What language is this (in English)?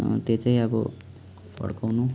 Nepali